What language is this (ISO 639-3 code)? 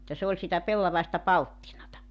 fin